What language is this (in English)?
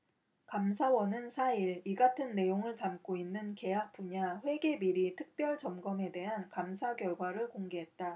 Korean